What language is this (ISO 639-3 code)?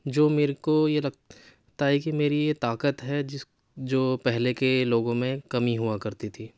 urd